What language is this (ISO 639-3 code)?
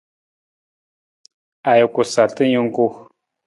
nmz